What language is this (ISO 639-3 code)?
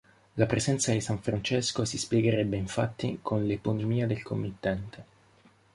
ita